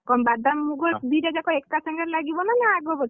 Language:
Odia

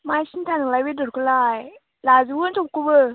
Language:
Bodo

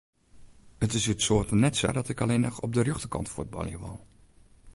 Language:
Western Frisian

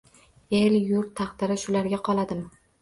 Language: Uzbek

